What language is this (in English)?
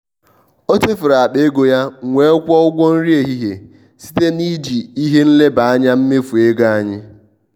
Igbo